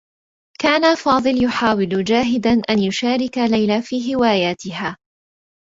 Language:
Arabic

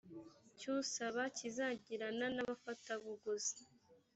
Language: Kinyarwanda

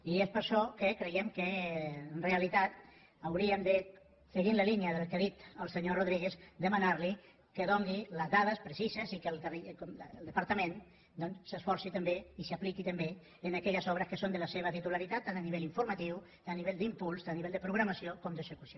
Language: Catalan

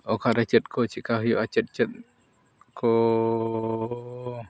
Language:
Santali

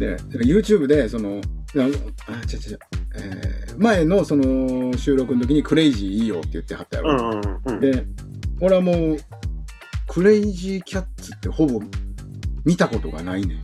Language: Japanese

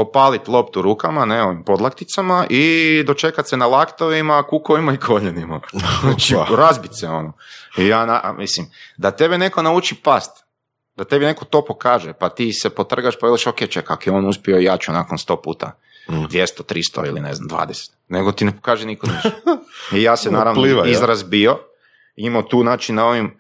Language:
Croatian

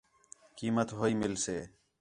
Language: Khetrani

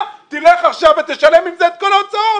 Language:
Hebrew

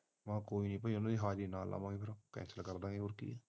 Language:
Punjabi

